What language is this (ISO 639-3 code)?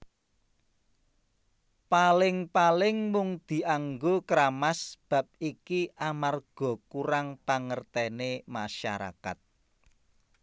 jav